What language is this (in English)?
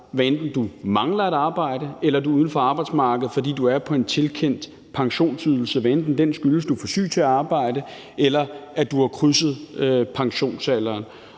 Danish